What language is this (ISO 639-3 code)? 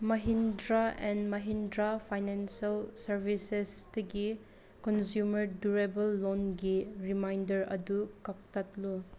mni